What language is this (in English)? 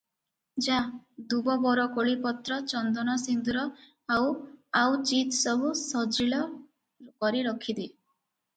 Odia